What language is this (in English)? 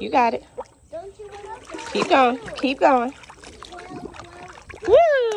English